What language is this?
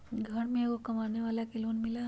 Magahi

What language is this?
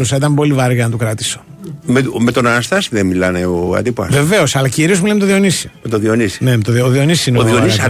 Greek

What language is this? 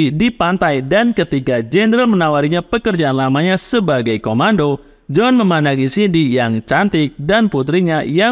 Indonesian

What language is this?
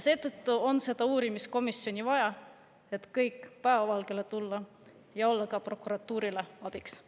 Estonian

